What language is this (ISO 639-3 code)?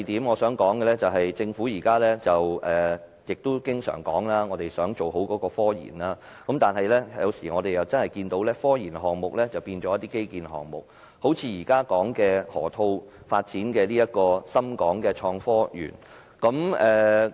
yue